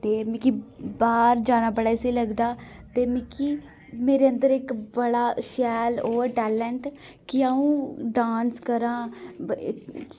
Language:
Dogri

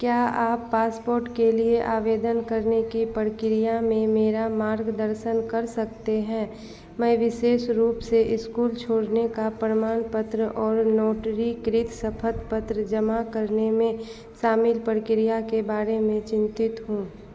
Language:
Hindi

